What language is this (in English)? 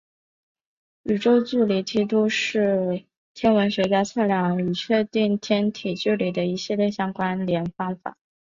Chinese